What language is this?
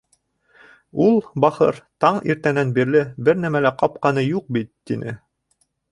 Bashkir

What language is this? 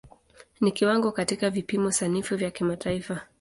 Swahili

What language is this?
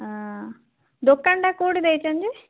Odia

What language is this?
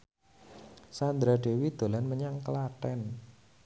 Javanese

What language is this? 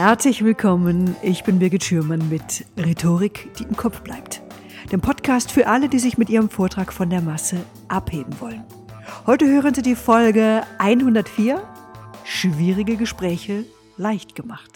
German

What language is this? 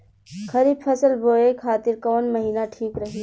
Bhojpuri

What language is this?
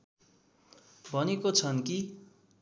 Nepali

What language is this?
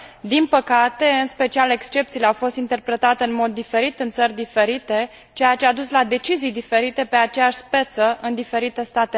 Romanian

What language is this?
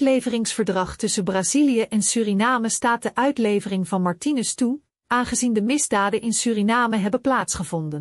Dutch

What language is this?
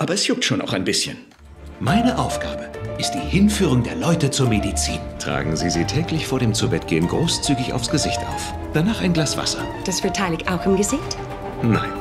German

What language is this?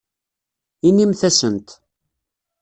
Kabyle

